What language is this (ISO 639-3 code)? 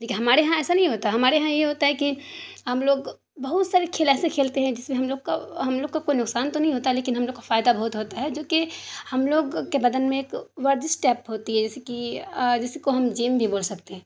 urd